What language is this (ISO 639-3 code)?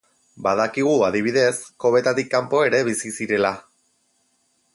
eus